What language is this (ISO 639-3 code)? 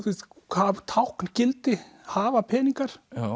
isl